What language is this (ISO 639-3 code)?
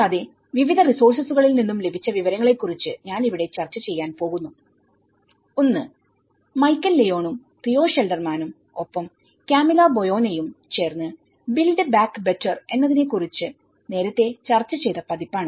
mal